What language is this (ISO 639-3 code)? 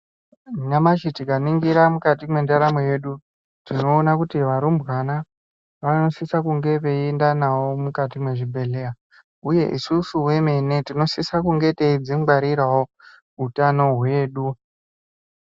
ndc